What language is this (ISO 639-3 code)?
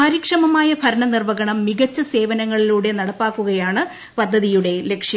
mal